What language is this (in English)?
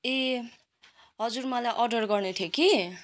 Nepali